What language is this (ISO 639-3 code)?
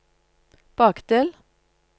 nor